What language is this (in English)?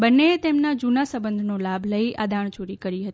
Gujarati